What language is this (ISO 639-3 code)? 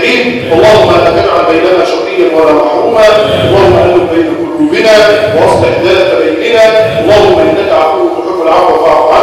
ara